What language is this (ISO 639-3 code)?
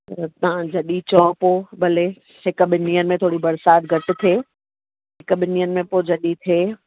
snd